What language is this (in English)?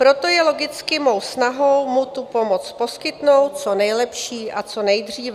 Czech